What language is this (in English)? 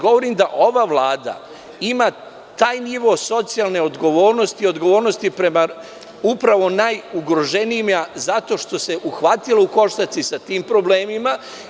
Serbian